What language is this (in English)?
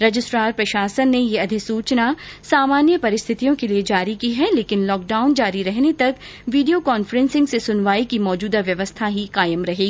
Hindi